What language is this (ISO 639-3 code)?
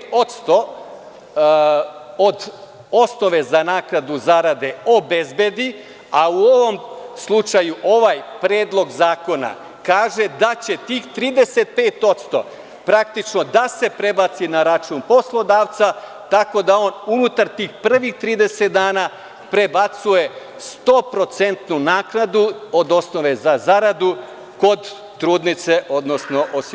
srp